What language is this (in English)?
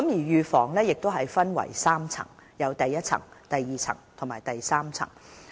Cantonese